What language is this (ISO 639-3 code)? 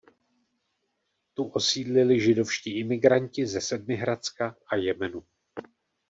ces